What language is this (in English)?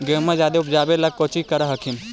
Magahi